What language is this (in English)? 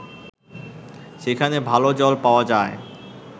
Bangla